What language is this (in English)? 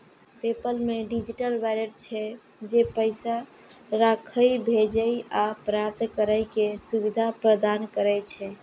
Maithili